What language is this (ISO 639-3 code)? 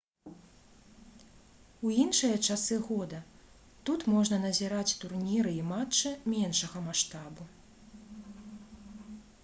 bel